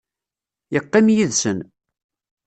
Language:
Kabyle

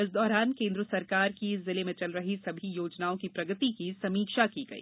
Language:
Hindi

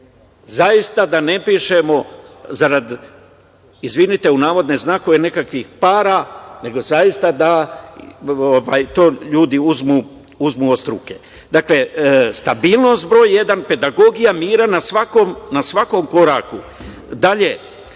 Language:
Serbian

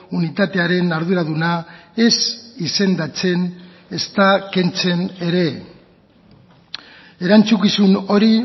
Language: Basque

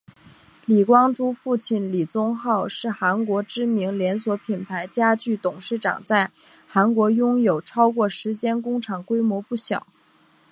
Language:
Chinese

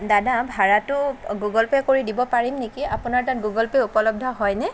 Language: Assamese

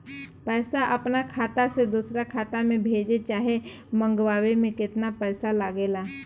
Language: Bhojpuri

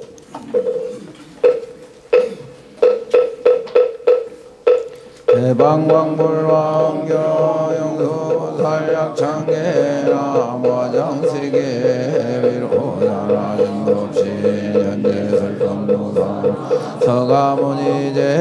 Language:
Korean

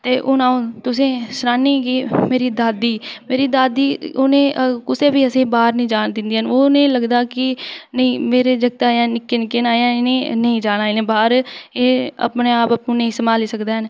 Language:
Dogri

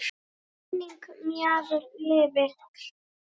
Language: Icelandic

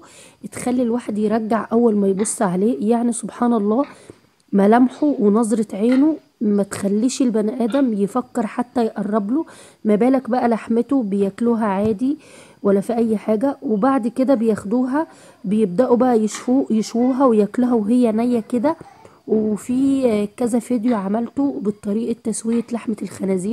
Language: Arabic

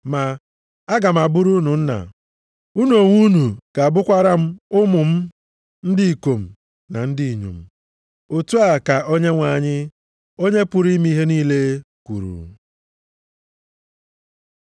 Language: Igbo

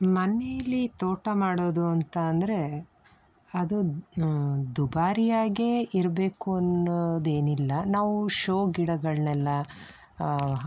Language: Kannada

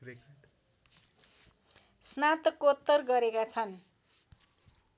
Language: Nepali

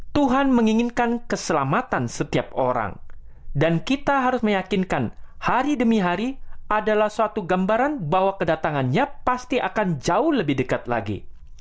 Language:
Indonesian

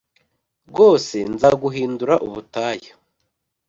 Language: Kinyarwanda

